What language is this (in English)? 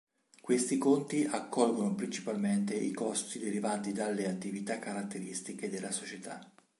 Italian